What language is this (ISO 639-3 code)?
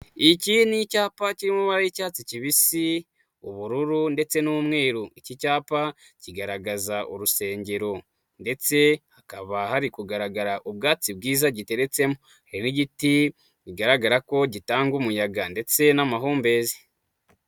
kin